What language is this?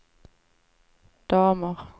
Swedish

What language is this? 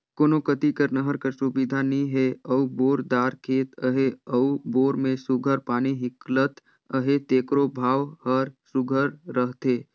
Chhattisgarhi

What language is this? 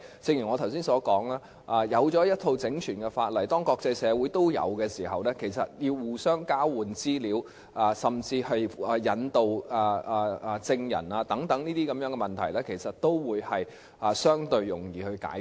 Cantonese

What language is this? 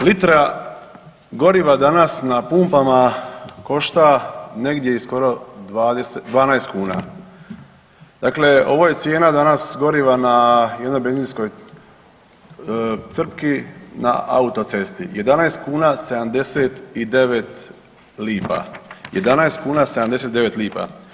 Croatian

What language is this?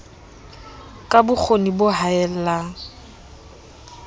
Southern Sotho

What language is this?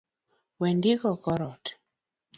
Luo (Kenya and Tanzania)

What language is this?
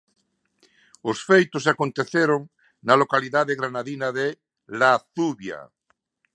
Galician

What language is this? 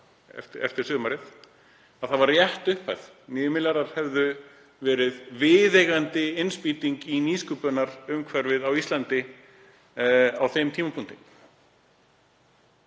Icelandic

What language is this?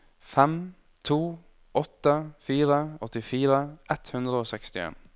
Norwegian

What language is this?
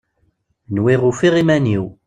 Kabyle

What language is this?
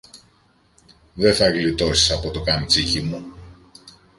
Greek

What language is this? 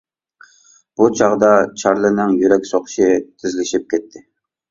Uyghur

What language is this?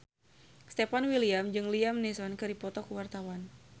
Sundanese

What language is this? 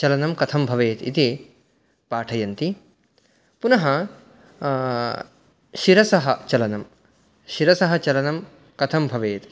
Sanskrit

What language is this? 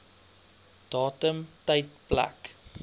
Afrikaans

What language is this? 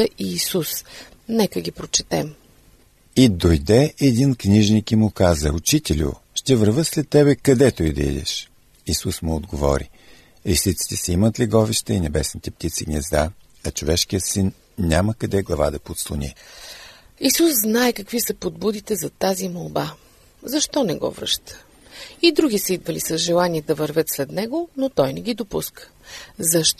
Bulgarian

